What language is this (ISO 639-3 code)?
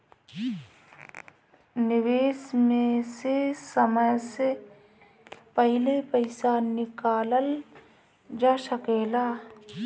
bho